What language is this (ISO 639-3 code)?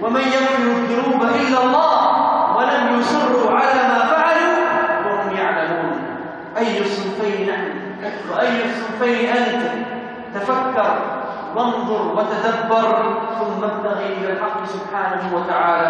ara